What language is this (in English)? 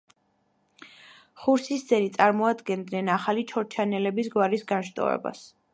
Georgian